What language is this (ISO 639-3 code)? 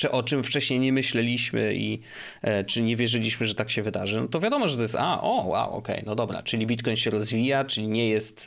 pol